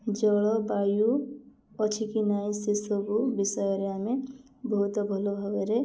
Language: Odia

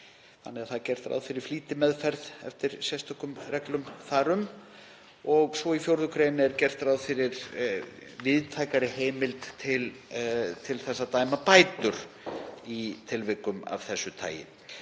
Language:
Icelandic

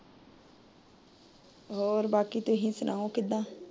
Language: Punjabi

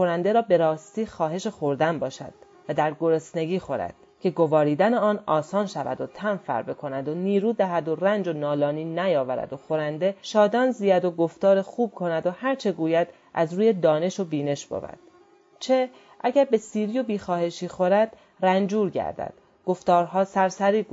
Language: Persian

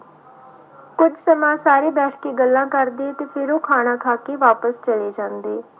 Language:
Punjabi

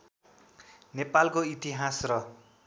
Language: Nepali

